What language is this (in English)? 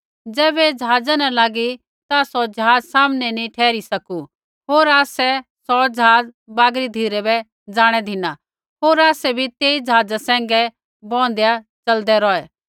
Kullu Pahari